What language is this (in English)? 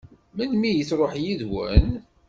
Kabyle